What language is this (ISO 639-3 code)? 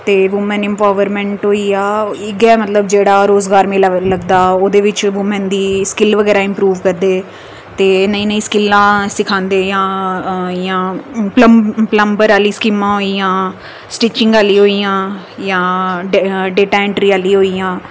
doi